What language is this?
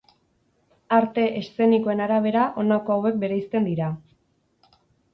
Basque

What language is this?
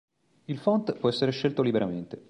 Italian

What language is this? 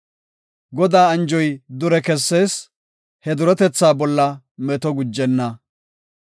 Gofa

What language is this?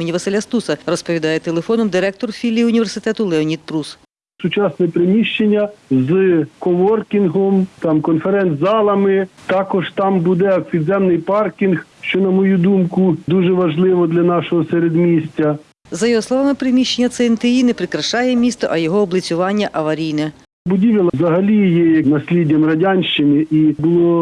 Ukrainian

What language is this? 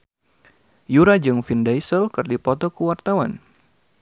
Sundanese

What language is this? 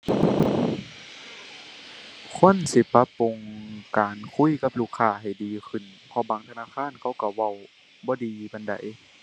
Thai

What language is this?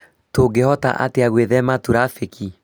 Kikuyu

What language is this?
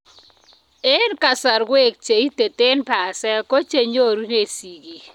Kalenjin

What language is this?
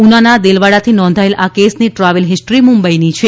Gujarati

